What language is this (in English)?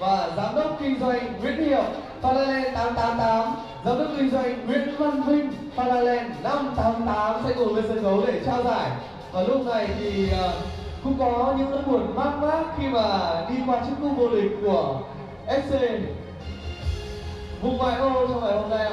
Vietnamese